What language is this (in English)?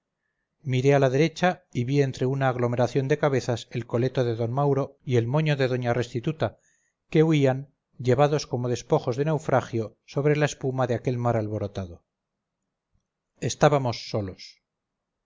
Spanish